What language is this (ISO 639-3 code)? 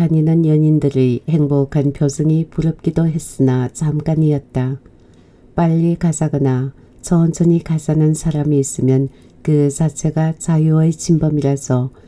kor